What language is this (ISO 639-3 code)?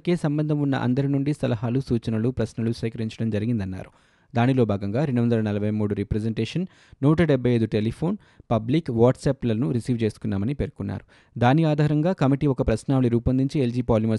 tel